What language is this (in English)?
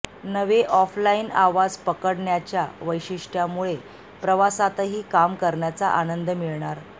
Marathi